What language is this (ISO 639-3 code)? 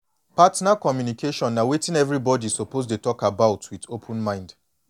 pcm